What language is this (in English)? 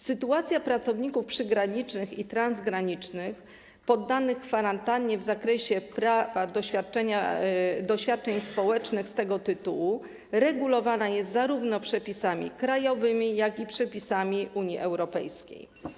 Polish